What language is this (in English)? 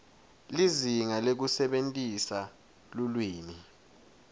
Swati